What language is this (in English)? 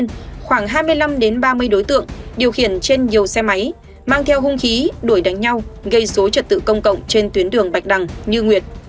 Vietnamese